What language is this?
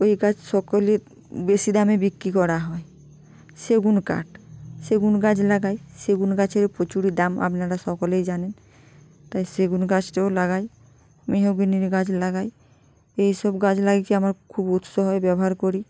Bangla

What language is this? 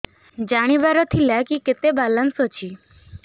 Odia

